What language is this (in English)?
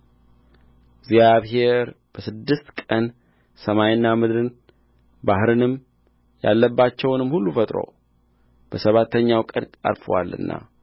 Amharic